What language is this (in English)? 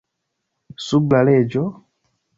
Esperanto